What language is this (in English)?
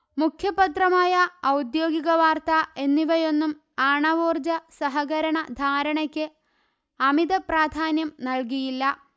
Malayalam